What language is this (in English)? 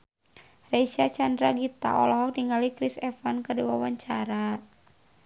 Sundanese